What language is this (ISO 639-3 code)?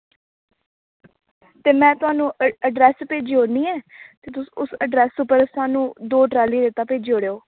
doi